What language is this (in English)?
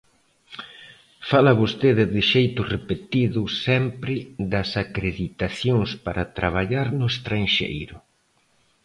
Galician